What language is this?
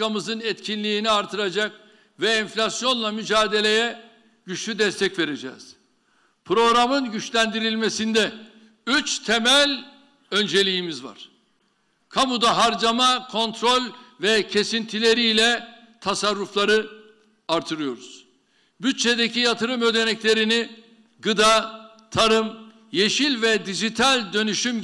Turkish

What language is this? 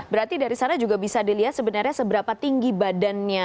Indonesian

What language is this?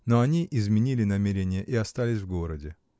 Russian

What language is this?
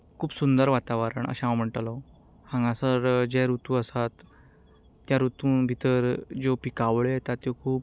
Konkani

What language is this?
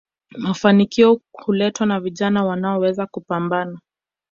Swahili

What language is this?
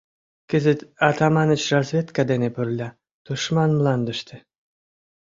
Mari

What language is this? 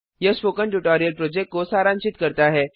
Hindi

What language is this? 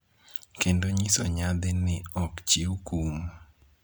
Luo (Kenya and Tanzania)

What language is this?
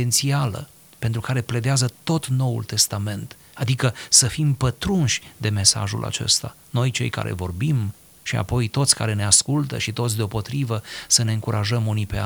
Romanian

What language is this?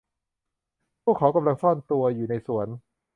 Thai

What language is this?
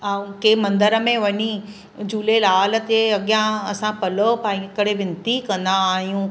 Sindhi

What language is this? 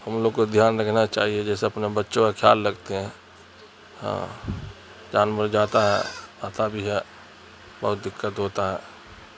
Urdu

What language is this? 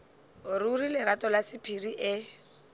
Northern Sotho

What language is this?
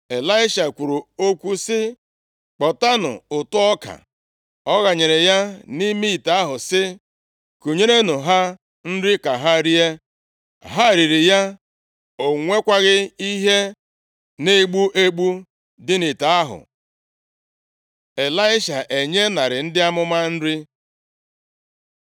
Igbo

